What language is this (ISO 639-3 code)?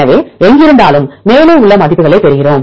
tam